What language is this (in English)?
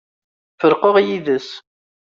Kabyle